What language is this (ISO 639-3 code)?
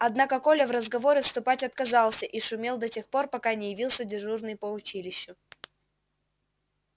rus